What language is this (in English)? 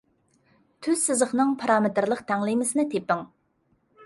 Uyghur